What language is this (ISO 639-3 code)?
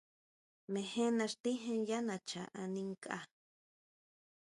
mau